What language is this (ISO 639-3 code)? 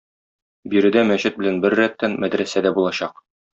tat